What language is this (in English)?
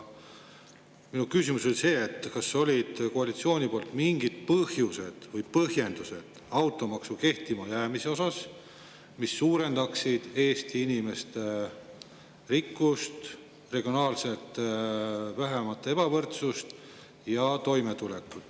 Estonian